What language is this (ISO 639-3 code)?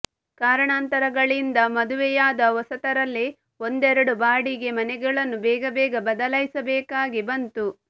kan